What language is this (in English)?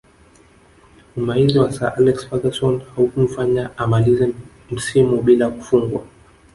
Swahili